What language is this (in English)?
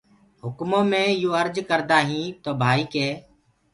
Gurgula